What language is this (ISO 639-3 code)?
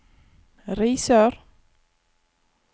nor